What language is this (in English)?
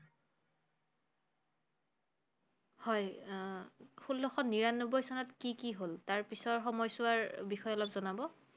Assamese